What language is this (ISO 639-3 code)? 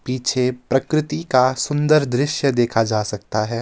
hin